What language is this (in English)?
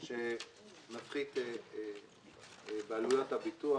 Hebrew